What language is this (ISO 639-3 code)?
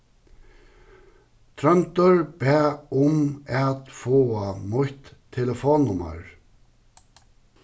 fao